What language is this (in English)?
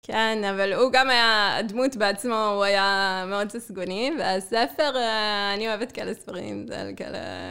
Hebrew